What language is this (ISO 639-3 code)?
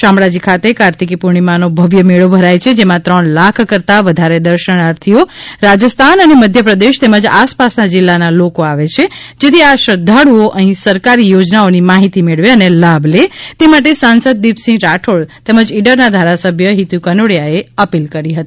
guj